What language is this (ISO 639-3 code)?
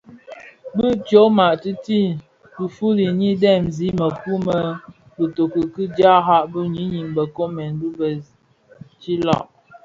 ksf